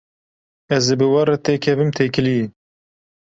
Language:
Kurdish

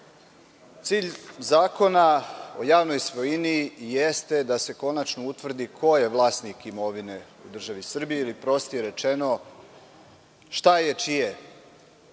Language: Serbian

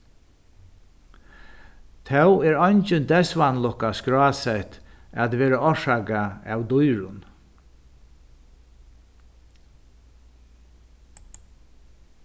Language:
Faroese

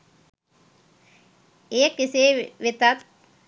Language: Sinhala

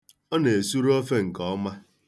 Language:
Igbo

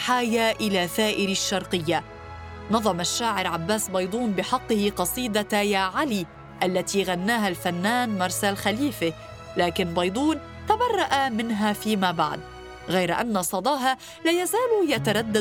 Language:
Arabic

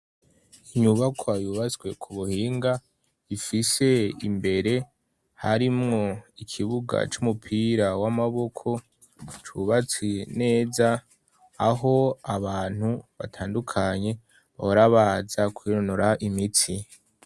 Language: Rundi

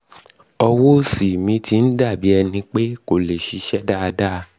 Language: Yoruba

